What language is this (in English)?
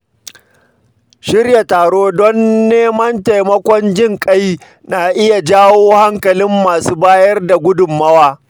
Hausa